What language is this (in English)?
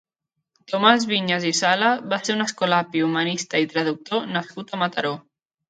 Catalan